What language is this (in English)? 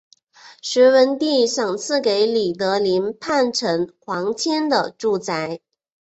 Chinese